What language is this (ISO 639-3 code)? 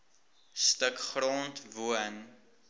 afr